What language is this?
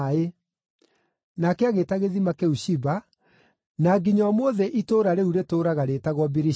Kikuyu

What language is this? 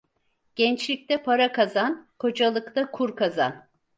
Turkish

